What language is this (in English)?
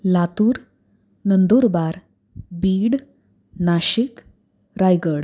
Marathi